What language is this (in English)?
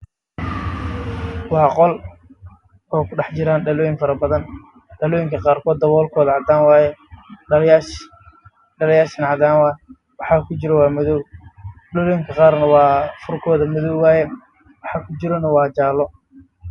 Somali